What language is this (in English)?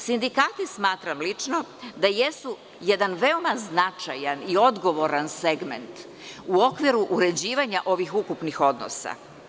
Serbian